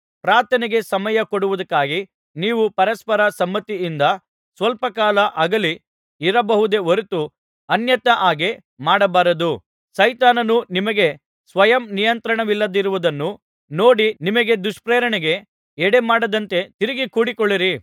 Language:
Kannada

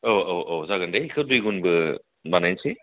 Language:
Bodo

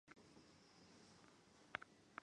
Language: Chinese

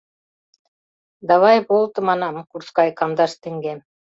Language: Mari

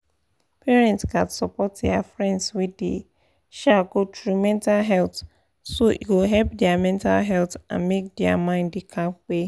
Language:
Nigerian Pidgin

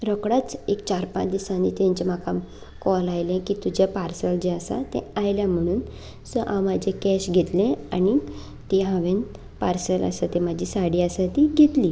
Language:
Konkani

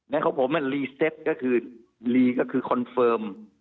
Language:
Thai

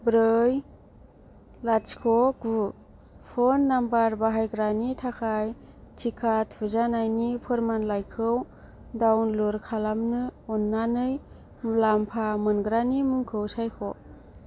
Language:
Bodo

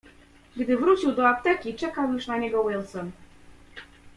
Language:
Polish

